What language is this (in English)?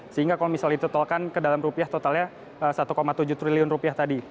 Indonesian